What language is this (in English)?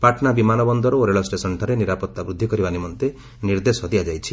Odia